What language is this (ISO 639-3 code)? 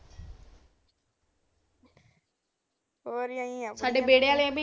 pan